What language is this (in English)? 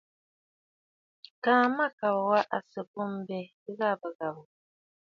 Bafut